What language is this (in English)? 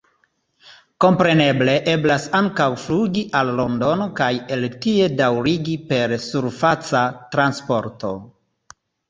Esperanto